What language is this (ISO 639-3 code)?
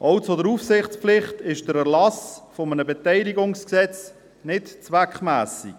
gsw